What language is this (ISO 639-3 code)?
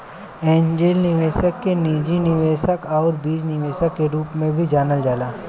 bho